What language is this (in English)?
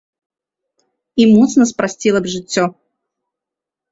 Belarusian